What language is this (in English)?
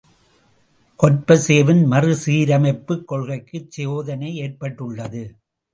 Tamil